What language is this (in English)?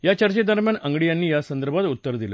Marathi